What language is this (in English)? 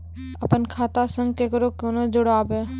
Maithili